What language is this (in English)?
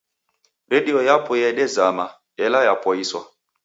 Taita